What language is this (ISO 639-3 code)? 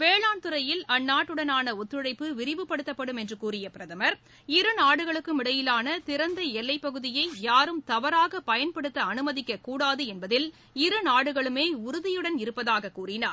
tam